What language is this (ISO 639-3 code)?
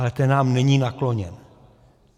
ces